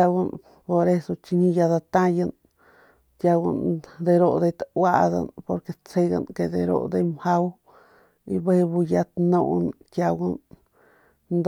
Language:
Northern Pame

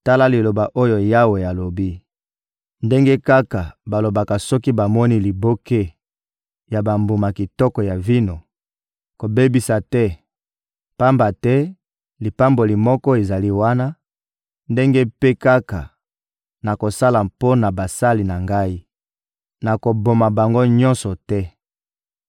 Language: Lingala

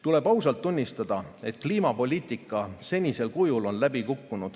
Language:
Estonian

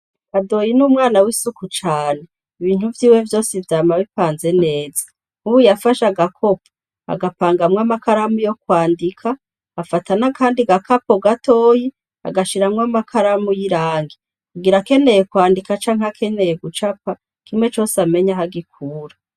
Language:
Rundi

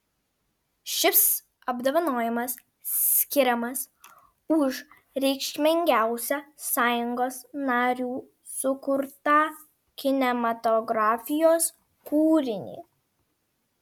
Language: Lithuanian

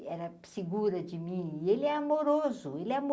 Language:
Portuguese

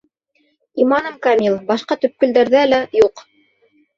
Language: Bashkir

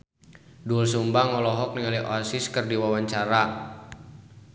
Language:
Sundanese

